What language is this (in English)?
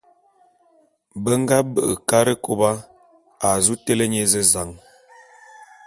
Bulu